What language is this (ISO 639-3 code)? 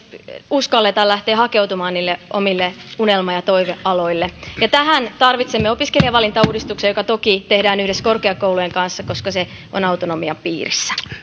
fin